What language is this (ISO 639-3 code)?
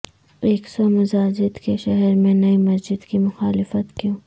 urd